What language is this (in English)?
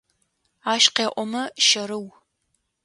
Adyghe